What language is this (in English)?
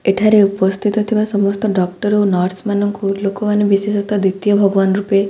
Odia